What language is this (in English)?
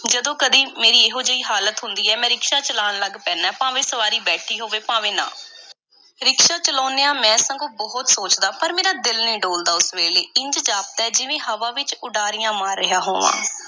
Punjabi